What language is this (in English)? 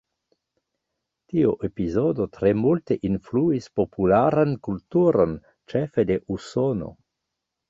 Esperanto